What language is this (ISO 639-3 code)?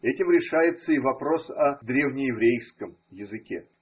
rus